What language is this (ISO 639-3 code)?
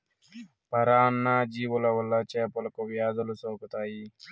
tel